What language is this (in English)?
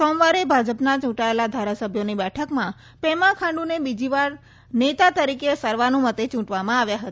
Gujarati